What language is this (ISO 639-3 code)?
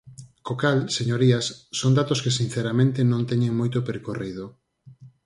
glg